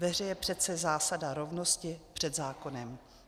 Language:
Czech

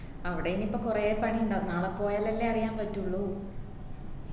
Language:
Malayalam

